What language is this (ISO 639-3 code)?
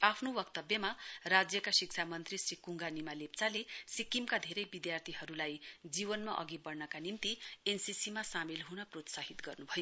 nep